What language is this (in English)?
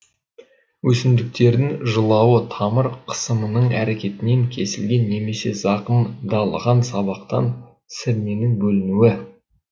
Kazakh